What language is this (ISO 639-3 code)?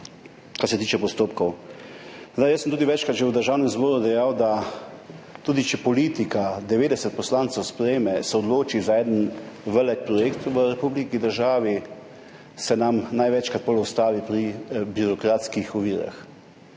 slv